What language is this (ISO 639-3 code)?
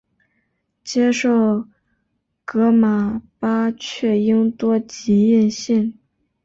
zho